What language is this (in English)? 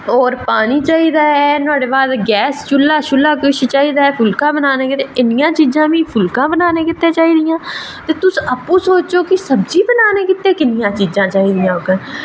Dogri